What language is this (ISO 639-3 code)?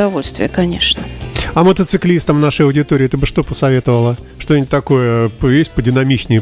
rus